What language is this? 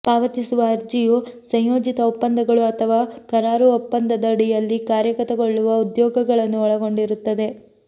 Kannada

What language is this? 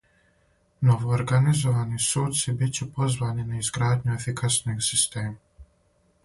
Serbian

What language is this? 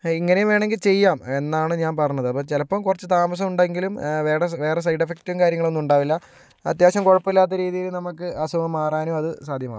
Malayalam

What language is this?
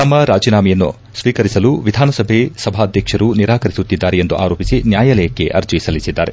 Kannada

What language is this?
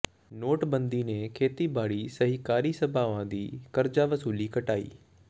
Punjabi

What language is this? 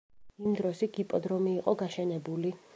Georgian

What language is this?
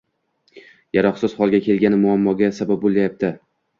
Uzbek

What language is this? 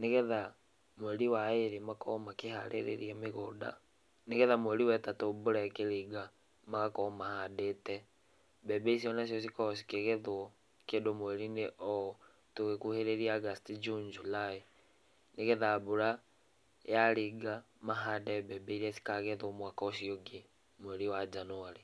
Kikuyu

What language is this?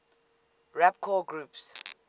English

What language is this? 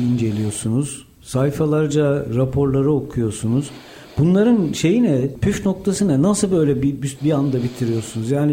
Turkish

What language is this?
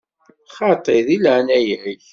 Kabyle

